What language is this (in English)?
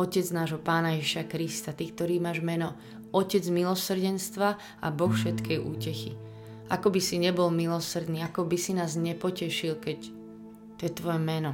Slovak